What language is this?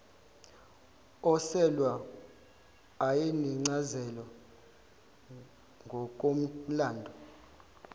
Zulu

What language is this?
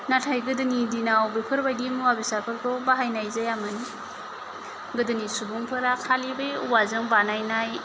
Bodo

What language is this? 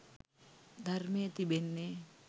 Sinhala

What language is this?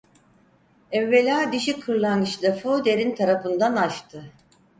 Turkish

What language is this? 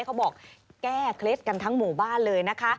Thai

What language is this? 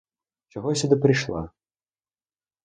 Ukrainian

